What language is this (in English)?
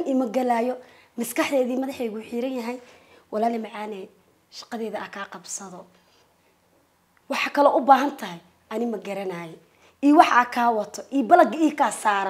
Arabic